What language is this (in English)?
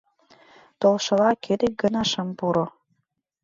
Mari